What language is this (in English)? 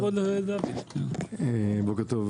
Hebrew